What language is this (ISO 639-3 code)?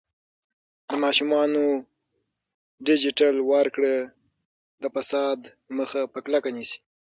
pus